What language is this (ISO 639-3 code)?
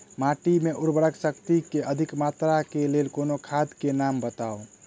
mai